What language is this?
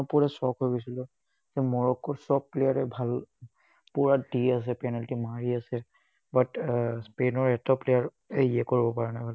Assamese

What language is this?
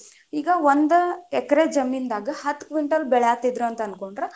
Kannada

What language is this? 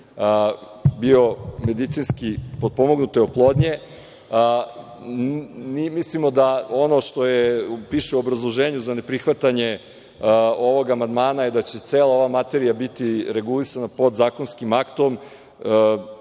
Serbian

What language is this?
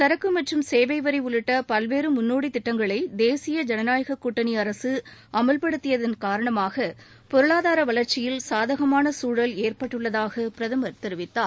Tamil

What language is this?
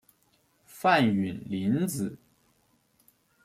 Chinese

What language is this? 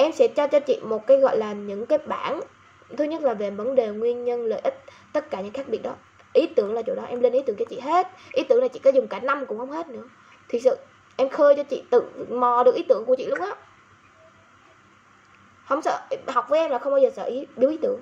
Vietnamese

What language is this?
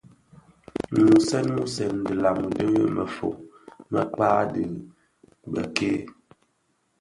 Bafia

